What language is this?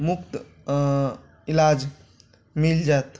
Maithili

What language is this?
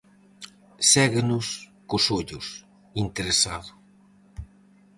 Galician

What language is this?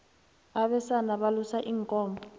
South Ndebele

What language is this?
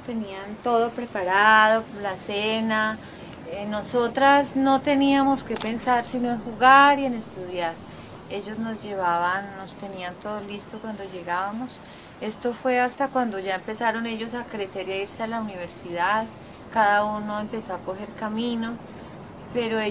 Spanish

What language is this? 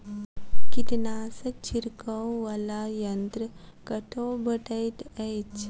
Maithili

